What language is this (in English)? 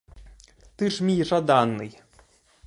Ukrainian